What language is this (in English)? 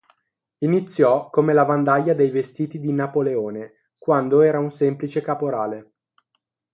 Italian